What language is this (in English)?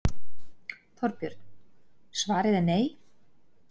Icelandic